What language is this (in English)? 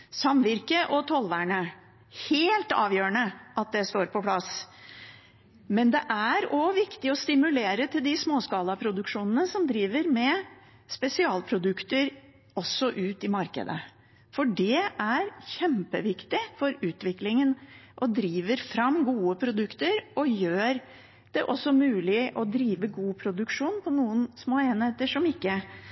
Norwegian Bokmål